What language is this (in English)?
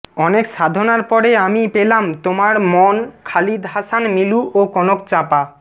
Bangla